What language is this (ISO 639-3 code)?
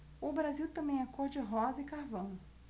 por